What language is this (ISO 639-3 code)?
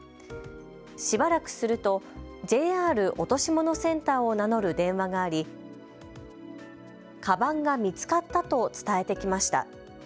jpn